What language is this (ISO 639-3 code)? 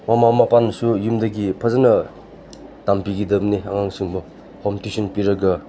mni